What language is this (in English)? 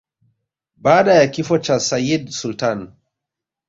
Swahili